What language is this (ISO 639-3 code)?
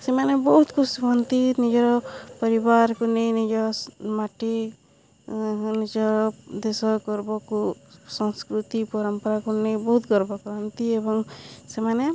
ori